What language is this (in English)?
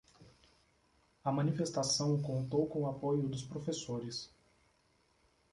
Portuguese